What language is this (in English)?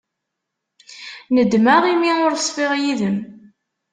Kabyle